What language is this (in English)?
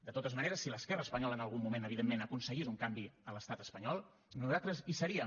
Catalan